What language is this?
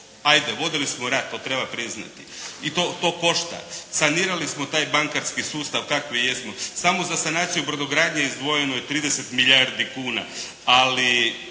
Croatian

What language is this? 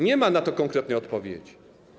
Polish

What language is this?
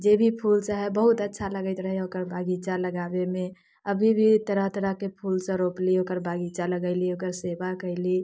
Maithili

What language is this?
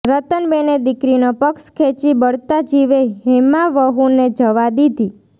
Gujarati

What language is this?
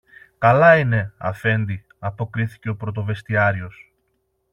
Greek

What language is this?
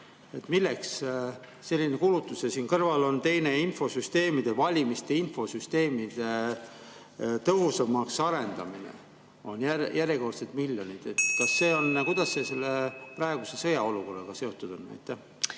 Estonian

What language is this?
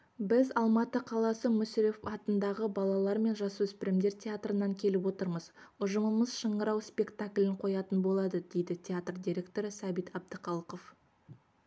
Kazakh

